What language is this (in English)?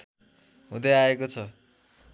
Nepali